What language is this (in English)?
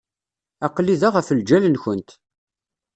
Kabyle